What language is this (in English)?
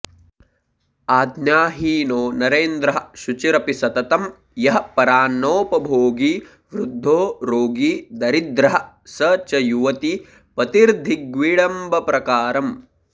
Sanskrit